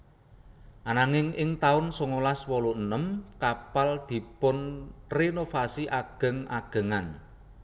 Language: Javanese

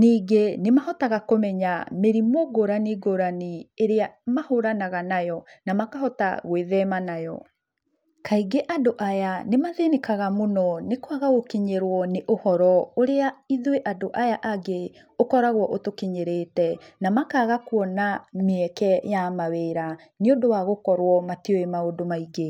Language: Kikuyu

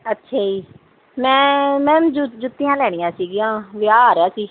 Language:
Punjabi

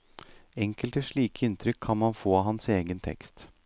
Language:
Norwegian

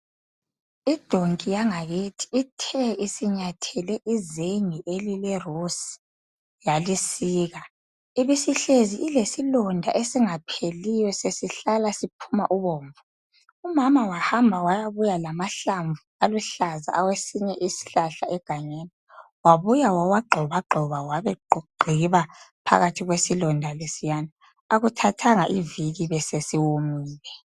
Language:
North Ndebele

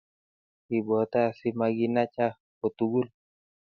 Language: Kalenjin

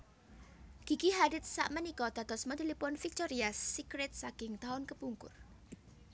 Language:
Javanese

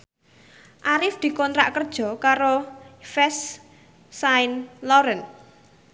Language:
Javanese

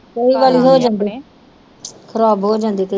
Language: Punjabi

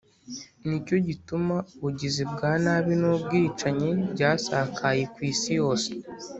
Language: Kinyarwanda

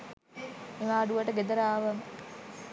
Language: Sinhala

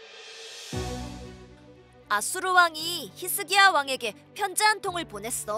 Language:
Korean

